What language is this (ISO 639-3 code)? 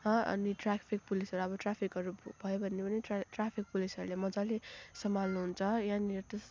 nep